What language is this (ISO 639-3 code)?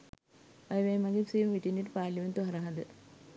sin